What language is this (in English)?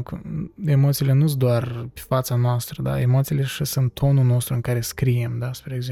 Romanian